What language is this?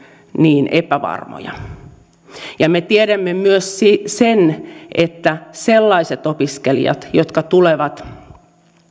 Finnish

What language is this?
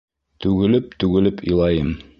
Bashkir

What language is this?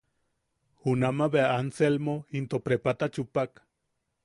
Yaqui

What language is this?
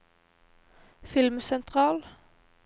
Norwegian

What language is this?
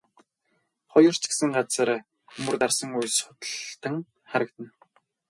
Mongolian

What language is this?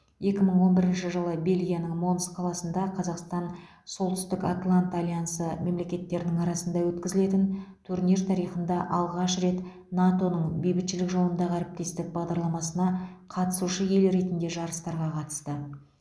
Kazakh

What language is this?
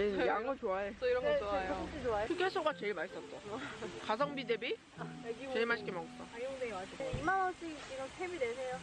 Korean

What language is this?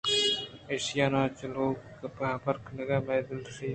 Eastern Balochi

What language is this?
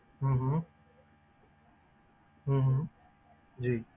Punjabi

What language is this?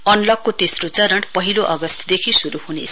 Nepali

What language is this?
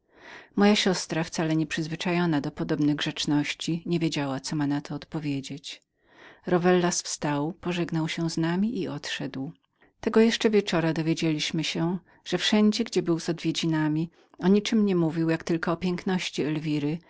Polish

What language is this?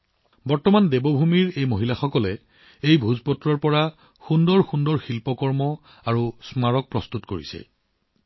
Assamese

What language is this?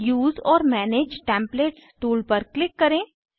Hindi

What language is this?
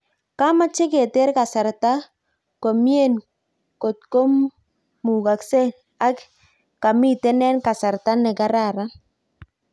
Kalenjin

